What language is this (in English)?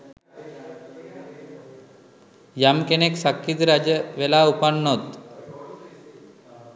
Sinhala